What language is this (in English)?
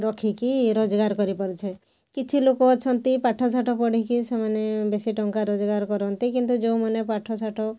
Odia